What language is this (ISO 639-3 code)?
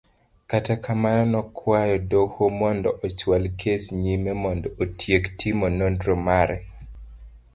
luo